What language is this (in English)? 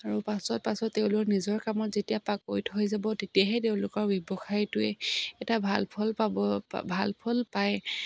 Assamese